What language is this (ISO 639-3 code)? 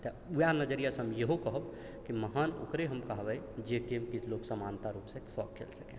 mai